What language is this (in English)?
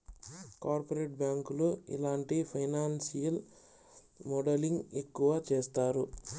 Telugu